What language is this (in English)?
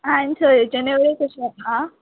Konkani